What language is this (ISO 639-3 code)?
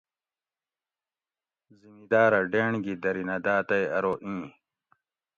gwc